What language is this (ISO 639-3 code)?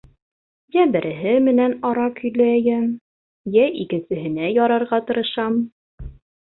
bak